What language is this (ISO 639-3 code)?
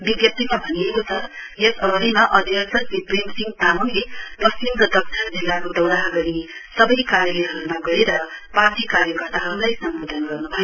nep